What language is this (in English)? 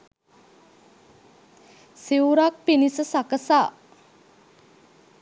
Sinhala